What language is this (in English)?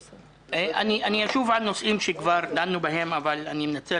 Hebrew